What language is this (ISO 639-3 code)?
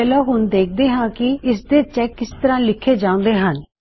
pan